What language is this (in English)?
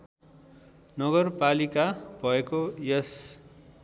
Nepali